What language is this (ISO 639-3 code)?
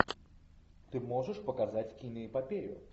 rus